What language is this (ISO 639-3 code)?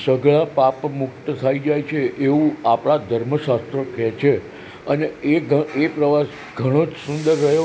guj